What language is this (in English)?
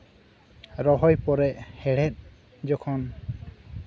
Santali